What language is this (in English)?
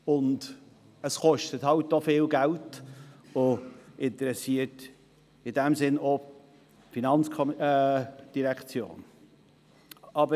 Swiss German